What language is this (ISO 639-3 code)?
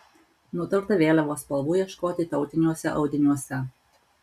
lit